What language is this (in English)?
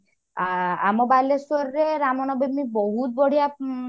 Odia